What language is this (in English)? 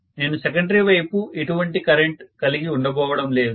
Telugu